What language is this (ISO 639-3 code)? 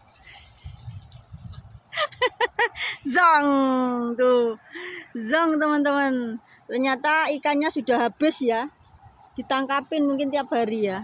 ind